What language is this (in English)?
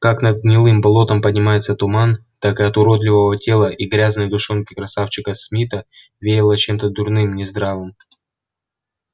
Russian